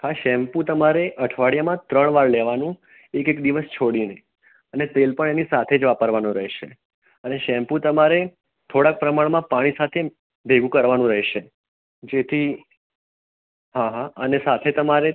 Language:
Gujarati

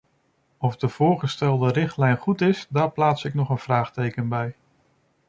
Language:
Dutch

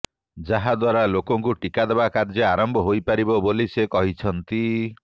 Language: Odia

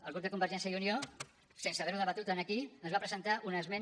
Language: Catalan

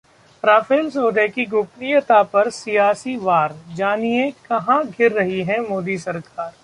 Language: Hindi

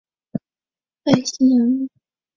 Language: Chinese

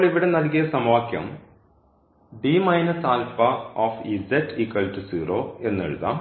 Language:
Malayalam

